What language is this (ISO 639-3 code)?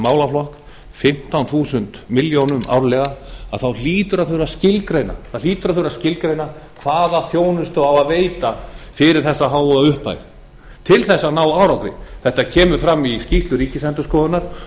isl